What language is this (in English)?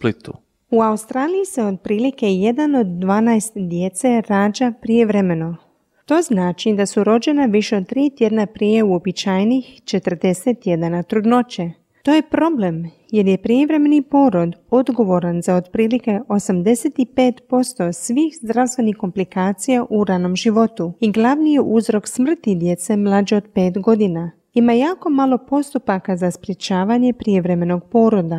Croatian